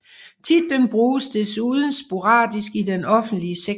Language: Danish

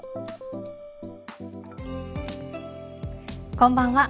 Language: Japanese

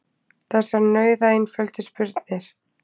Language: Icelandic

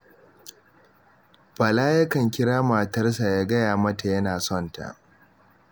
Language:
Hausa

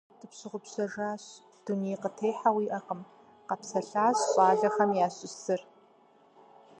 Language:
Kabardian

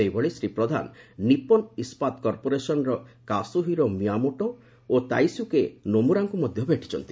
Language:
Odia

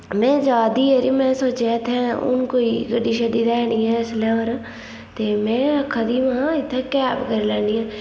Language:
Dogri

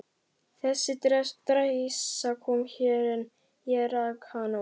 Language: Icelandic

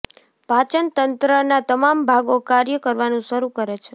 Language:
Gujarati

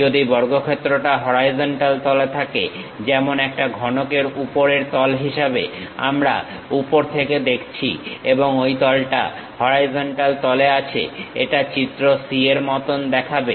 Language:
Bangla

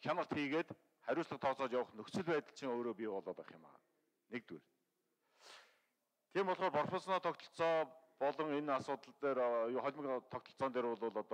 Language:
Turkish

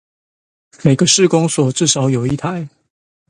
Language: Chinese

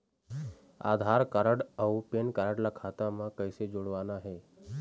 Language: Chhattisgarhi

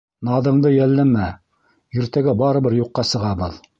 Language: Bashkir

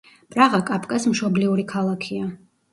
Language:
Georgian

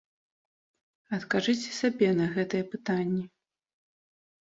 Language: Belarusian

